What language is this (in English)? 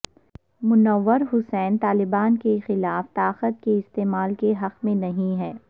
Urdu